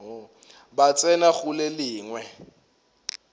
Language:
Northern Sotho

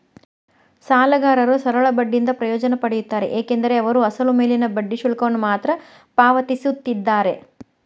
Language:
Kannada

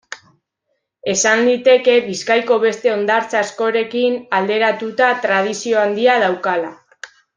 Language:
Basque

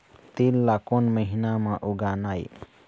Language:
Chhattisgarhi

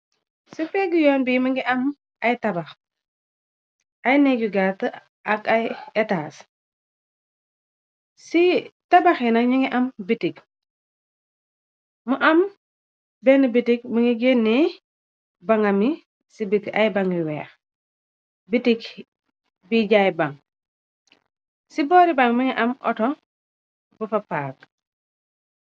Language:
Wolof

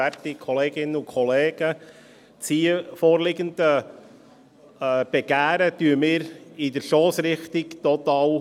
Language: Swiss German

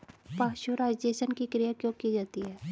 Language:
Hindi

